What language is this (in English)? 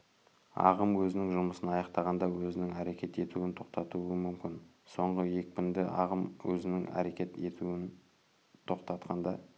Kazakh